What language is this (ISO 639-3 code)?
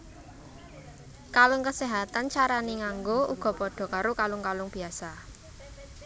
jav